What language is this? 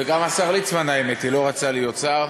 Hebrew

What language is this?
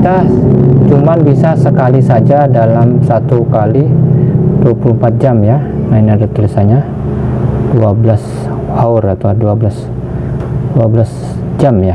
Indonesian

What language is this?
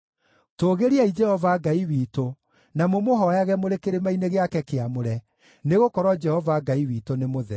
Kikuyu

